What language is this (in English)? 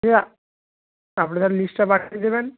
Bangla